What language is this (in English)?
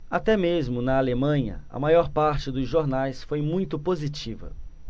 Portuguese